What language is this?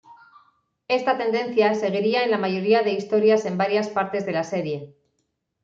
Spanish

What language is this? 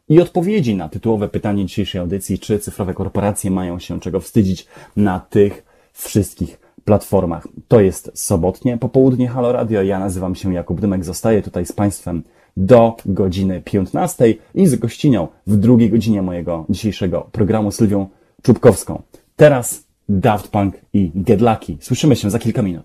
Polish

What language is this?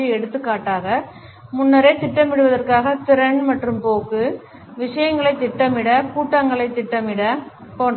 Tamil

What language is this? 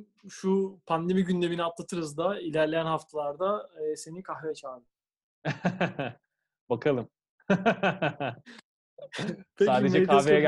Turkish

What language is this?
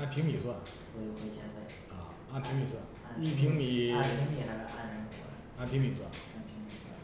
Chinese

